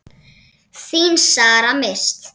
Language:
Icelandic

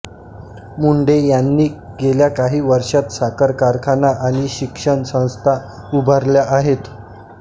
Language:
Marathi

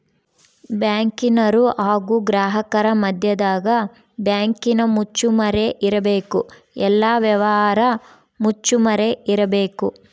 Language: Kannada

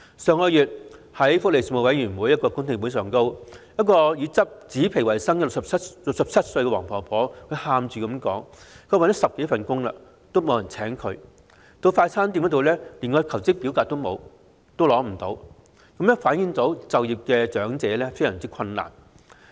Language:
Cantonese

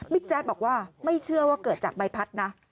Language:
Thai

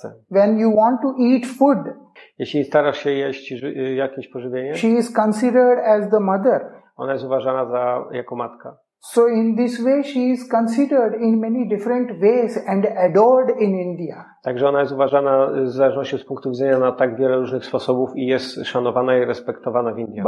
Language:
Polish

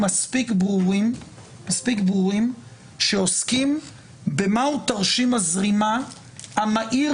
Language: Hebrew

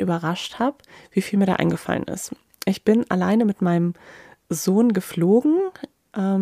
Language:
German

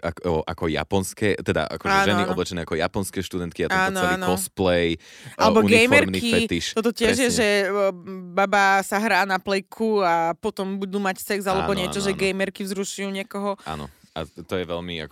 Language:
Slovak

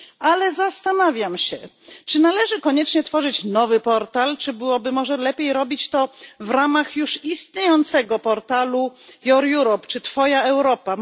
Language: Polish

